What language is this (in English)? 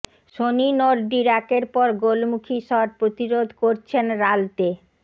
Bangla